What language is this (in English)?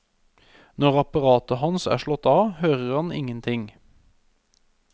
Norwegian